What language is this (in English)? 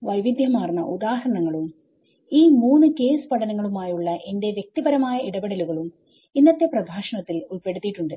Malayalam